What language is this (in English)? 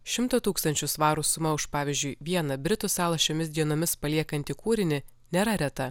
Lithuanian